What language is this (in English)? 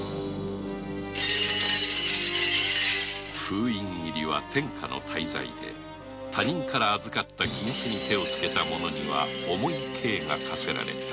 Japanese